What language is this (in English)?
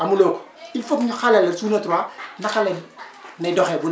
Wolof